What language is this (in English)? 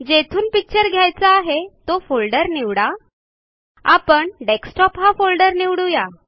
Marathi